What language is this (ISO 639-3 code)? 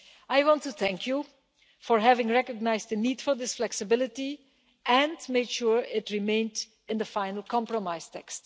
eng